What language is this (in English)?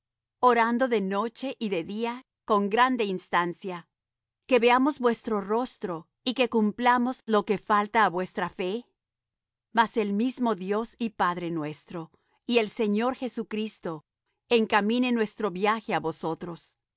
Spanish